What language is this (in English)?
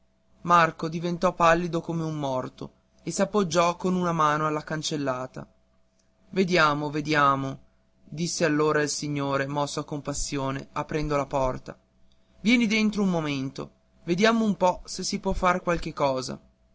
Italian